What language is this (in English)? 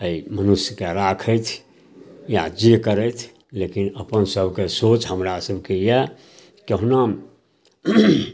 Maithili